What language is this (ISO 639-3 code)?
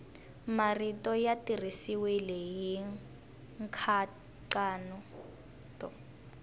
tso